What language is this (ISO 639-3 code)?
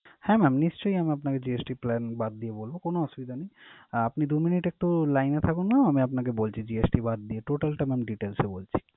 ben